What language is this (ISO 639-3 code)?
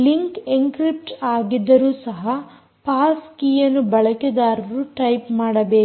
kan